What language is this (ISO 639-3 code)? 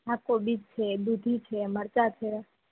guj